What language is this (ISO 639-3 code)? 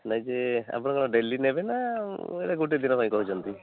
ori